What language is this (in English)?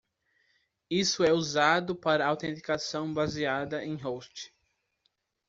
Portuguese